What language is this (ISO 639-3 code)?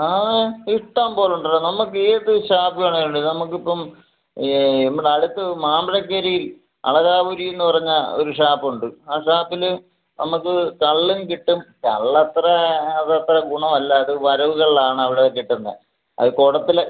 mal